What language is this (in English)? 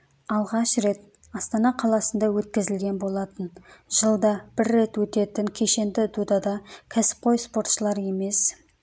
Kazakh